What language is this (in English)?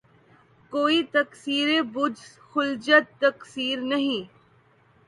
Urdu